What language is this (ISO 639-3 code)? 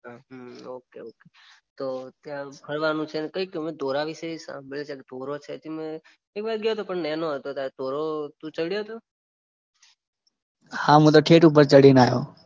guj